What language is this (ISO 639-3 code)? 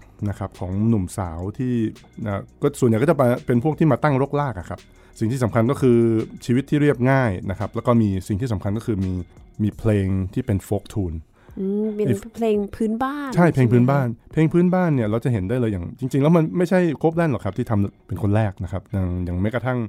tha